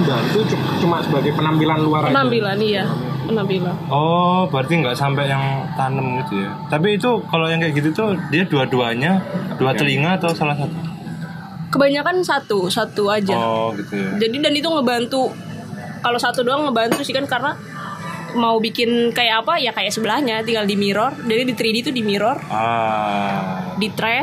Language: Indonesian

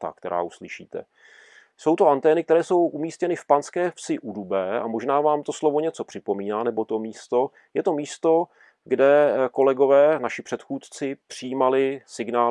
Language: Czech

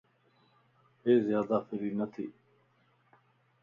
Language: Lasi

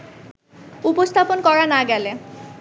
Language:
Bangla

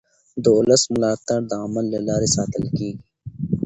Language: Pashto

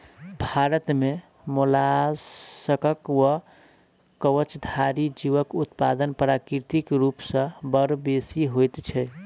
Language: Maithili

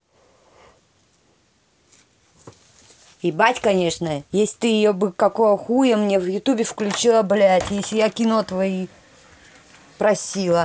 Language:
Russian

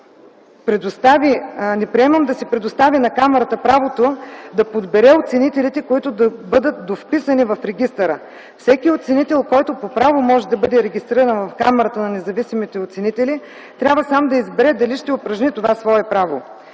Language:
Bulgarian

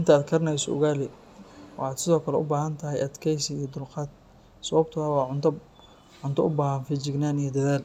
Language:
Somali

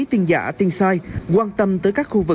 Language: Vietnamese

